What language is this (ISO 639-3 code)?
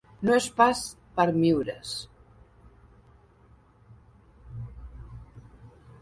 cat